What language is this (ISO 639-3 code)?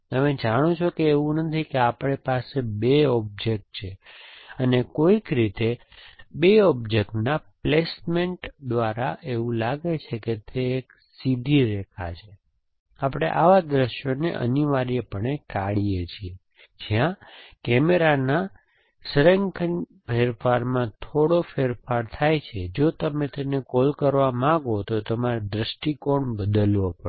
guj